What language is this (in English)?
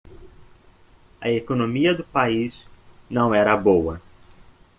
Portuguese